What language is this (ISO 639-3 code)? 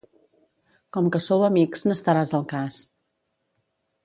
cat